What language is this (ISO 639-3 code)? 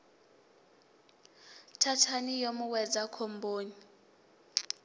ven